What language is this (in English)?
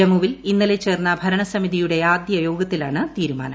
Malayalam